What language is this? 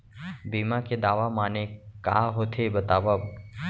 Chhattisgarhi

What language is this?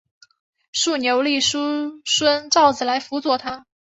Chinese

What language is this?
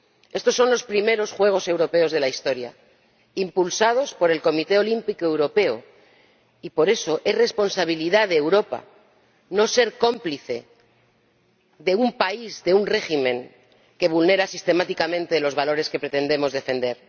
Spanish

